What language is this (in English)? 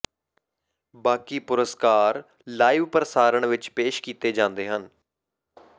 Punjabi